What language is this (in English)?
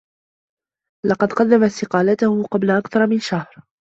Arabic